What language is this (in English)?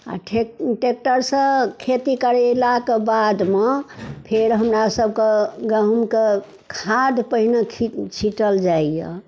Maithili